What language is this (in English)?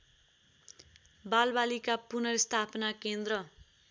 Nepali